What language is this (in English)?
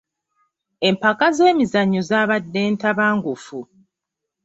Ganda